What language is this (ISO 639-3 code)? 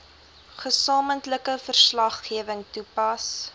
afr